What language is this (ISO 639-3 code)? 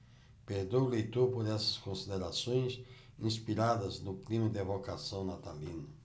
por